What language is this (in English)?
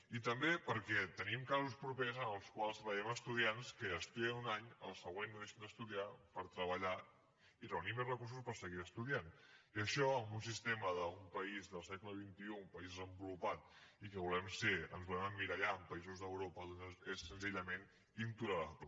Catalan